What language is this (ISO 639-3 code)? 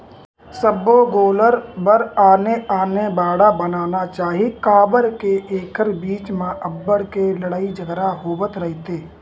hne